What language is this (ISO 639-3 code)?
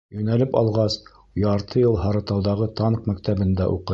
bak